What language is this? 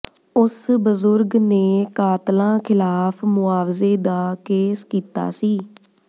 Punjabi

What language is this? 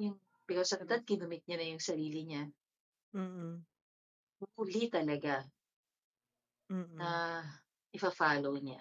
Filipino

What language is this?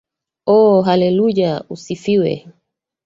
Swahili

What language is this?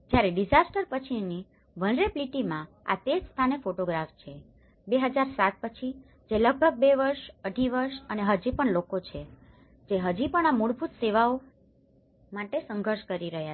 Gujarati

